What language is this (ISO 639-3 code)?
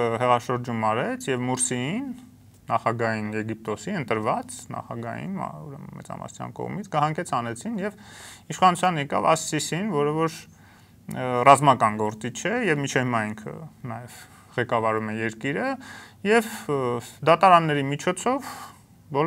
ron